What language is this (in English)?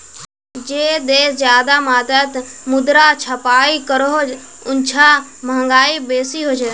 Magahi